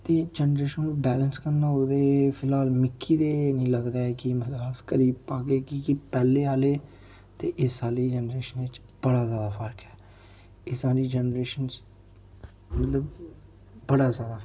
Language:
Dogri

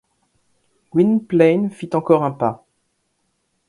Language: French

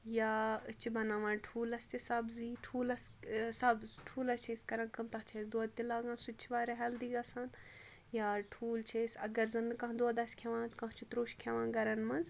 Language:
Kashmiri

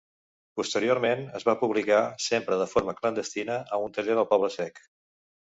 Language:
Catalan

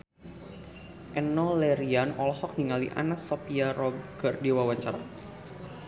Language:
Sundanese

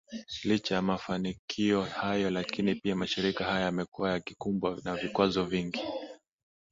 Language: Swahili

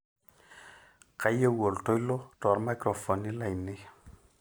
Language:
Masai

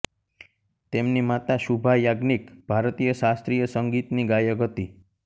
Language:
Gujarati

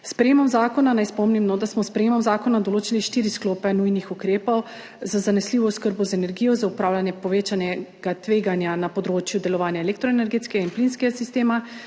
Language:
Slovenian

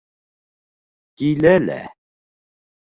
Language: Bashkir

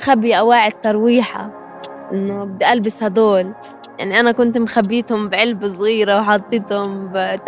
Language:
Arabic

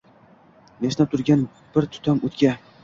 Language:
Uzbek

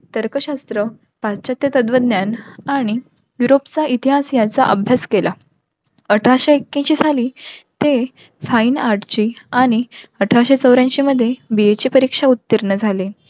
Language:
Marathi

